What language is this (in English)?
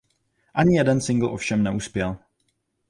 Czech